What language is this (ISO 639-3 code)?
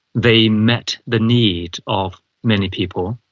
eng